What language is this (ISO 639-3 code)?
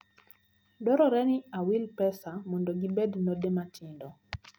luo